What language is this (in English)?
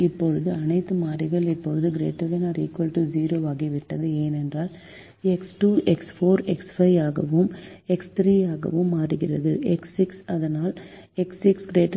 Tamil